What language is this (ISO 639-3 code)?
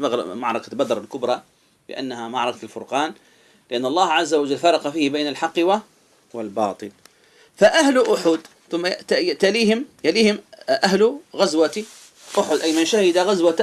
ara